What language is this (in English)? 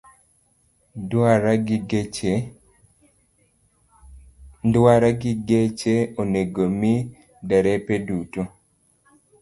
Luo (Kenya and Tanzania)